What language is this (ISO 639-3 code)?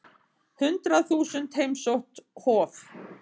isl